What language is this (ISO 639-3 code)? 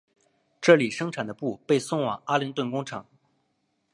zho